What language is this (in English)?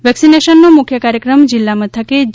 Gujarati